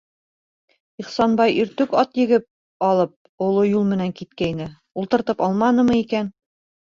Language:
Bashkir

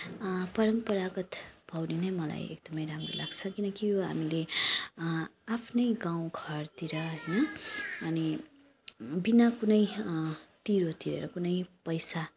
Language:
Nepali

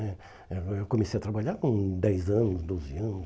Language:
Portuguese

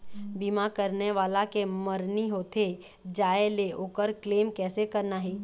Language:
Chhattisgarhi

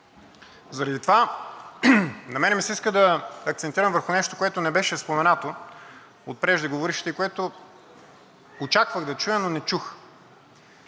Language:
Bulgarian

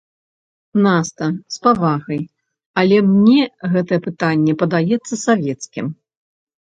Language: Belarusian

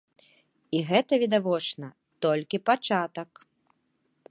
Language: Belarusian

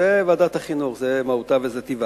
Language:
Hebrew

